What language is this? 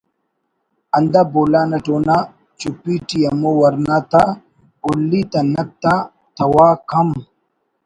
Brahui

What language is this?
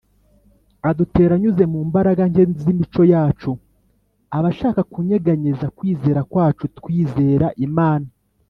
Kinyarwanda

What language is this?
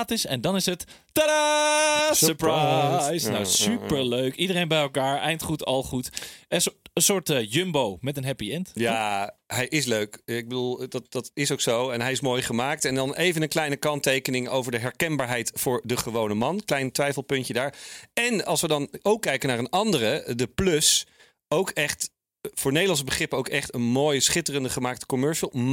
Dutch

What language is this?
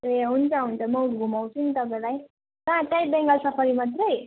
Nepali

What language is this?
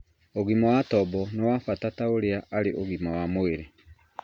Kikuyu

